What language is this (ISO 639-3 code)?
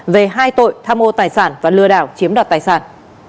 vie